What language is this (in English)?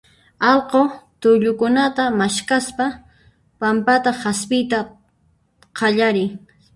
Puno Quechua